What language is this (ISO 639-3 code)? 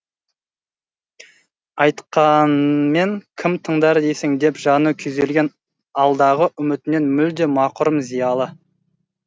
kaz